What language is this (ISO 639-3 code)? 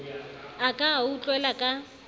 sot